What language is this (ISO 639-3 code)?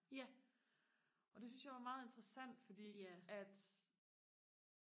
dan